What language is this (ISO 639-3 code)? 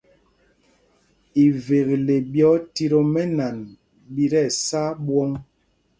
mgg